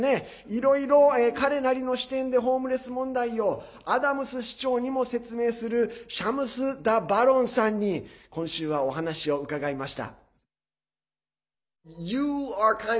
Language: Japanese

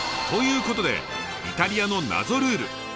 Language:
Japanese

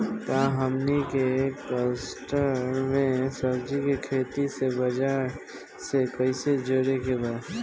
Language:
Bhojpuri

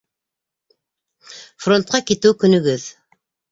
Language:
Bashkir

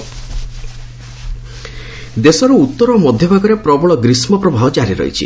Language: Odia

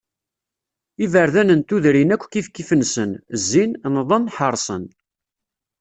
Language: Kabyle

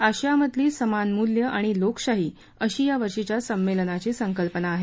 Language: Marathi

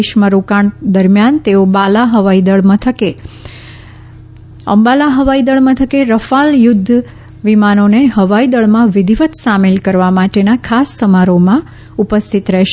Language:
Gujarati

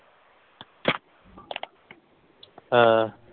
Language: Punjabi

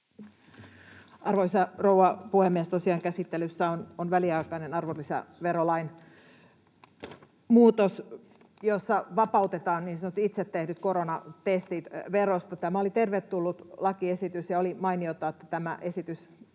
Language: Finnish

